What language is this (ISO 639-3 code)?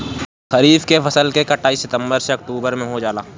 bho